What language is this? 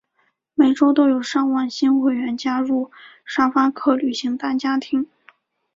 Chinese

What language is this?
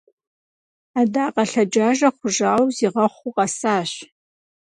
Kabardian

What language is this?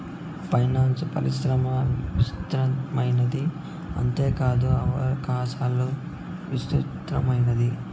Telugu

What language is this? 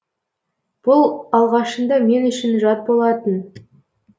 Kazakh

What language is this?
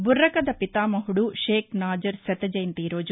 Telugu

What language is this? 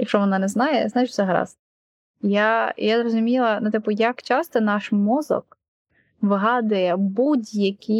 Ukrainian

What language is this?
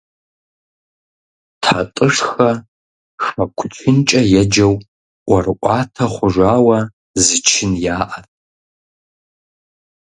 Kabardian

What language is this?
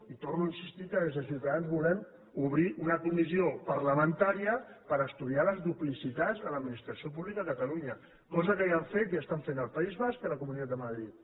Catalan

